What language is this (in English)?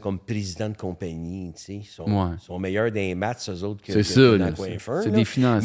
French